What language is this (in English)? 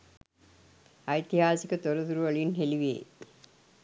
Sinhala